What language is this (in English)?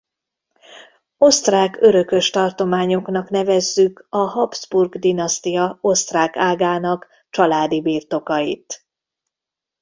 Hungarian